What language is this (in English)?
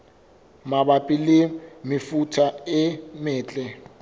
Southern Sotho